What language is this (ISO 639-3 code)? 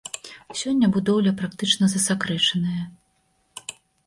bel